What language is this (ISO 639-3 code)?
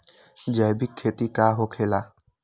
mag